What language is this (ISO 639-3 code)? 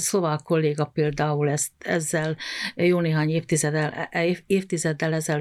hun